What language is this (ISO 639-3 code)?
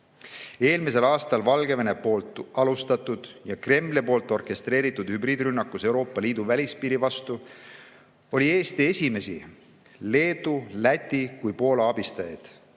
est